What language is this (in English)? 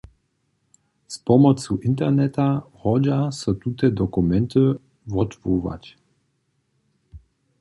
Upper Sorbian